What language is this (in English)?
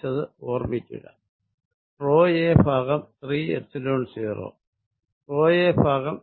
Malayalam